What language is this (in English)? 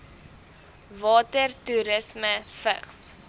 Afrikaans